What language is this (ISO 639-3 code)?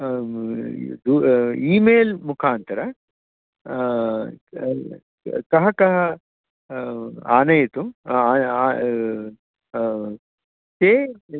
san